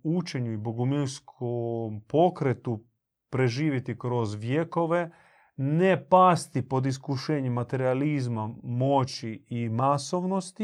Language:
Croatian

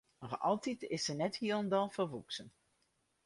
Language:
Western Frisian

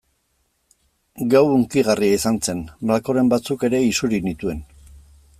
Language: Basque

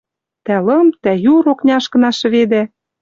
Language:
Western Mari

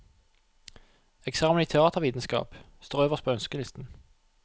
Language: Norwegian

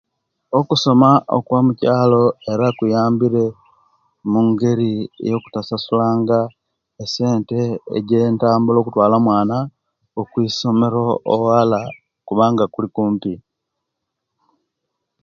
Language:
Kenyi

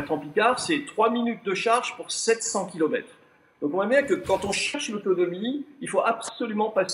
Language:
French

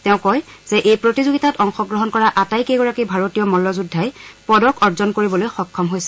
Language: Assamese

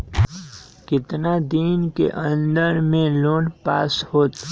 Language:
Magahi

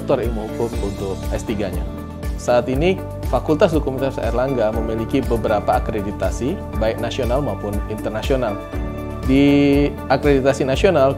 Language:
Indonesian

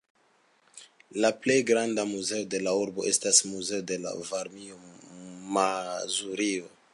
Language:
Esperanto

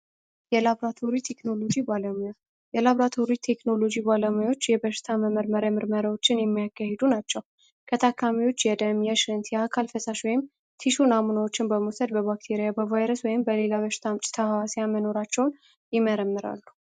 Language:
Amharic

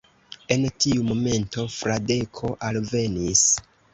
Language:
Esperanto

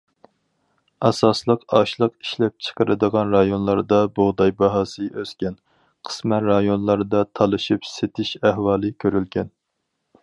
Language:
Uyghur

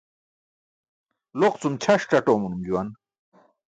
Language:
Burushaski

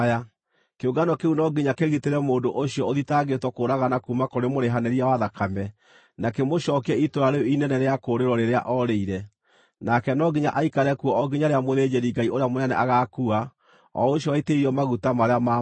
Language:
Kikuyu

